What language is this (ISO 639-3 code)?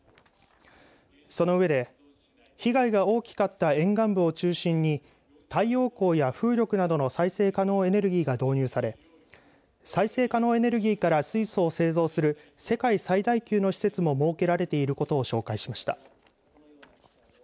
jpn